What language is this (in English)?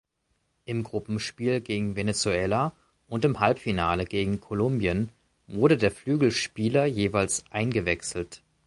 German